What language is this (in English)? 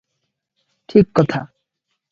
Odia